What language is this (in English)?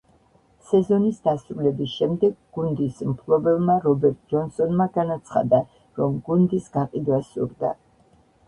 Georgian